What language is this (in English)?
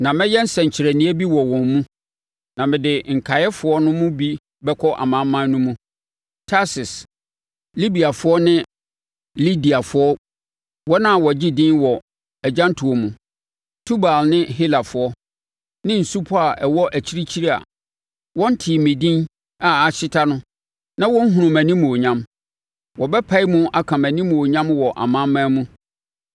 Akan